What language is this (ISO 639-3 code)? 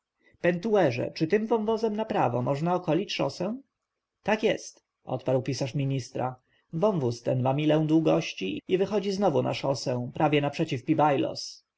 pol